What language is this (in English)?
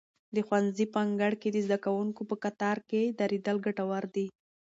Pashto